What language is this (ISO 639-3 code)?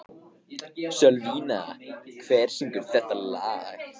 isl